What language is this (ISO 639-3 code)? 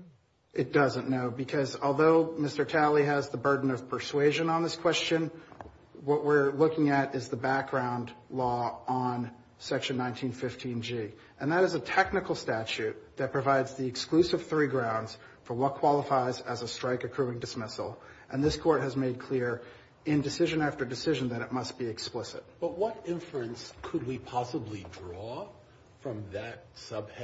eng